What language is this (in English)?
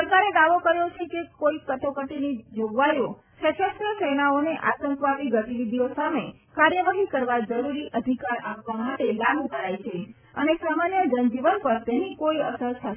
Gujarati